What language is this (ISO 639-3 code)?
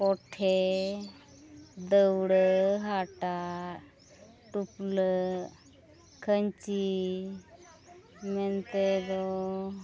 sat